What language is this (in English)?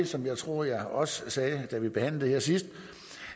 Danish